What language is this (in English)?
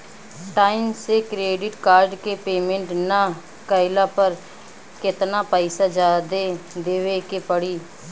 Bhojpuri